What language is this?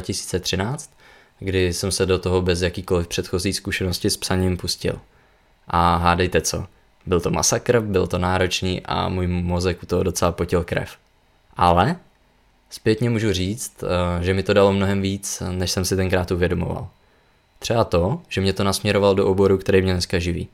Czech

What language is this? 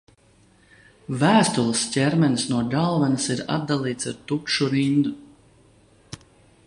Latvian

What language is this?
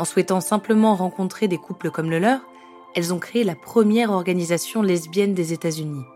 French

